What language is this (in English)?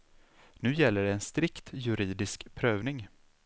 Swedish